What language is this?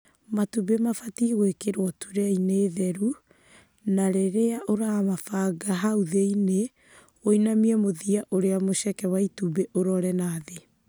Kikuyu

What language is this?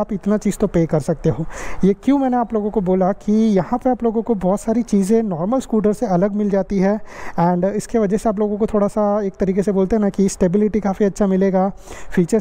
Hindi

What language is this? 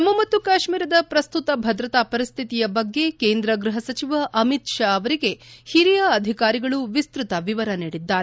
Kannada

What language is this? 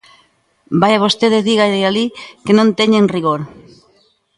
Galician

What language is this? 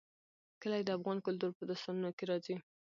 Pashto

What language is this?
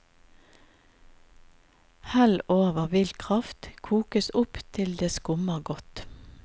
Norwegian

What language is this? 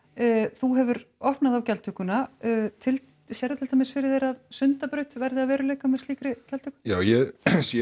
Icelandic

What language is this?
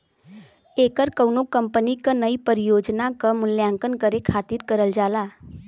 Bhojpuri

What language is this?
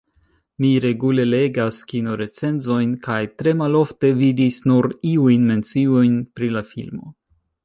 Esperanto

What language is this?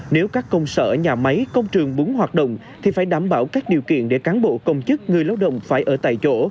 Vietnamese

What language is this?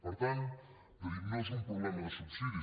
Catalan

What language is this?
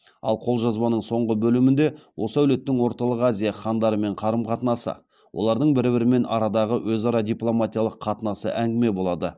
Kazakh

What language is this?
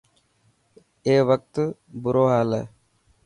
Dhatki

